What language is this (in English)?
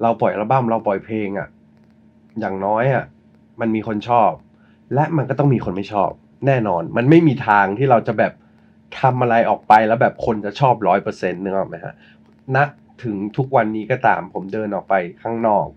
Thai